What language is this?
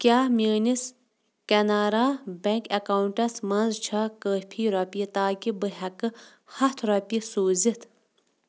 Kashmiri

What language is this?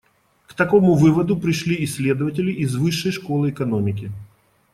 Russian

